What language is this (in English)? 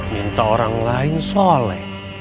Indonesian